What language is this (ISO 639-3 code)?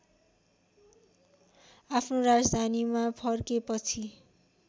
nep